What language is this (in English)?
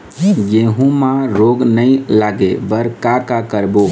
Chhattisgarhi